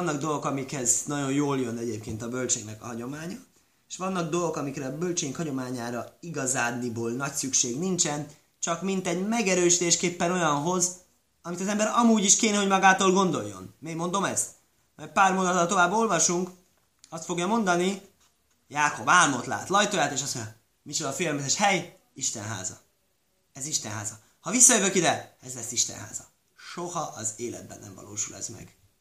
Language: Hungarian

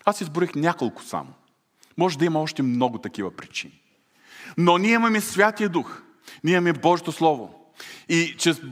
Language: Bulgarian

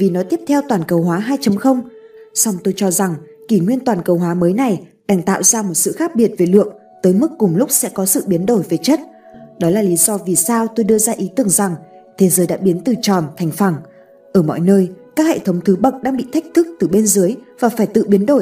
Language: Vietnamese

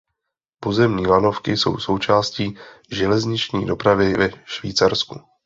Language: Czech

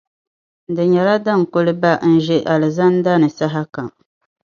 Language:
Dagbani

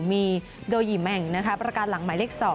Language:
Thai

